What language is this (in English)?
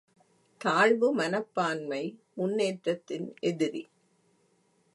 Tamil